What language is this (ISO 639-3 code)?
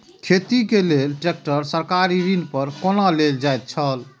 mai